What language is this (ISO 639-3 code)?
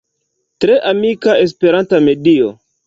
epo